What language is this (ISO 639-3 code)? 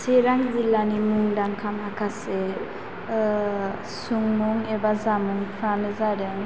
brx